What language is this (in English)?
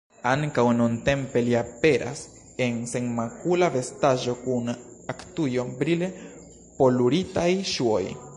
Esperanto